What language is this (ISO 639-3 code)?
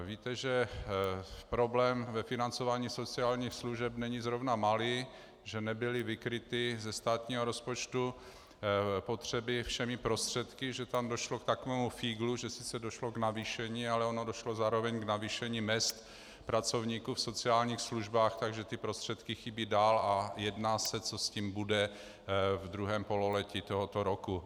ces